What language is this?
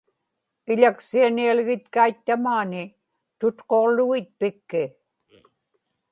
Inupiaq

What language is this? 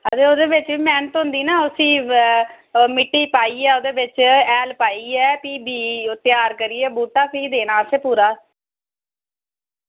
Dogri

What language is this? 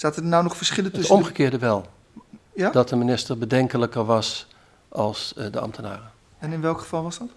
Dutch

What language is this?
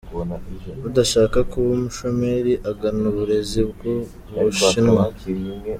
Kinyarwanda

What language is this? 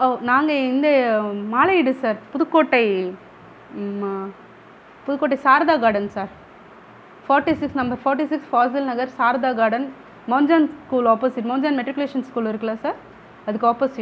Tamil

